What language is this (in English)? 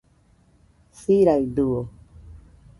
Nüpode Huitoto